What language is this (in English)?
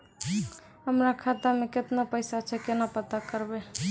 Maithili